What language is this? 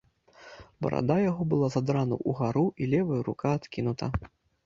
Belarusian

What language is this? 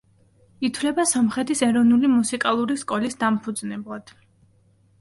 Georgian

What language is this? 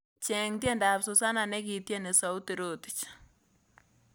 Kalenjin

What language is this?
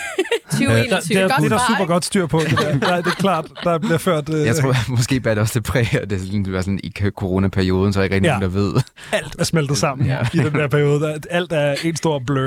Danish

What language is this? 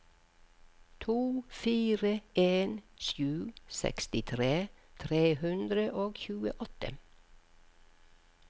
Norwegian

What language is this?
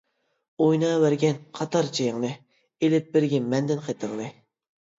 Uyghur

